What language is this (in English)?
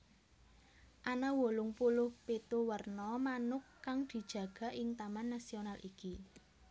Javanese